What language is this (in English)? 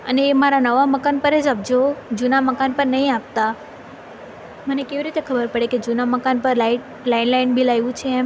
Gujarati